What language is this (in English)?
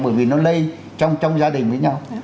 Vietnamese